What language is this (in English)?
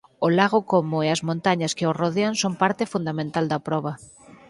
Galician